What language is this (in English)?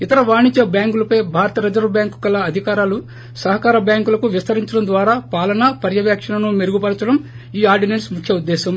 Telugu